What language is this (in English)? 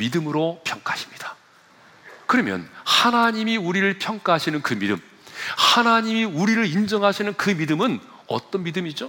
Korean